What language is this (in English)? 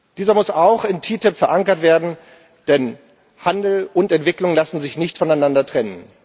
German